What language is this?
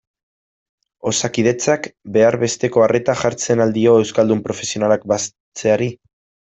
Basque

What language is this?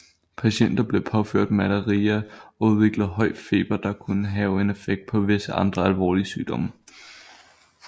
Danish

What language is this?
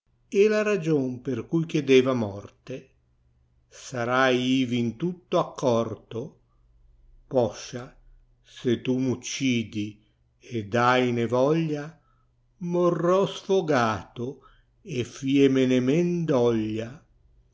Italian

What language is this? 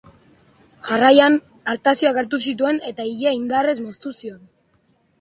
Basque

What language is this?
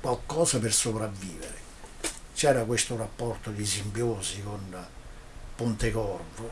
Italian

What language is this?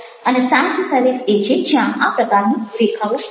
Gujarati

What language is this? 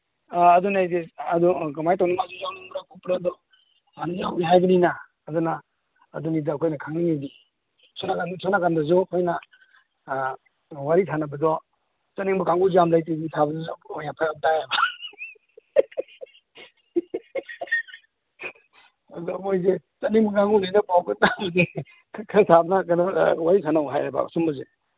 Manipuri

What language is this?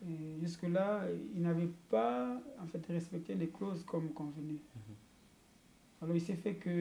French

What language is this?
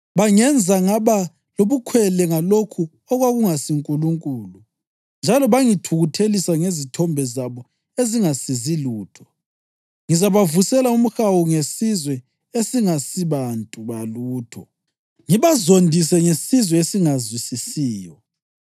North Ndebele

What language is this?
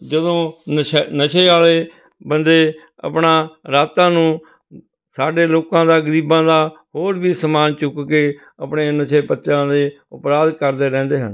Punjabi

